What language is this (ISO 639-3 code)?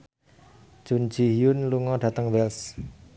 jav